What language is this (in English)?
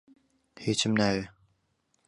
Central Kurdish